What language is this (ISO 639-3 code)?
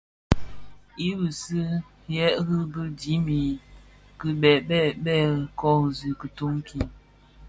ksf